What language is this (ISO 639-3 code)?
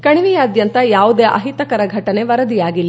kan